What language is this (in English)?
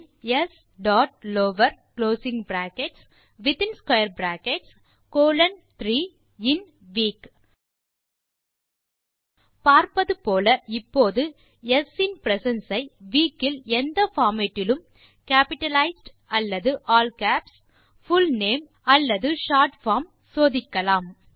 Tamil